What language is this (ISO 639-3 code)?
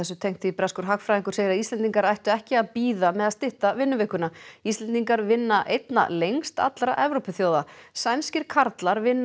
isl